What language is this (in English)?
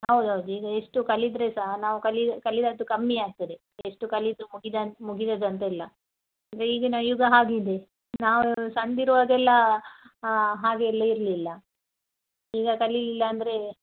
Kannada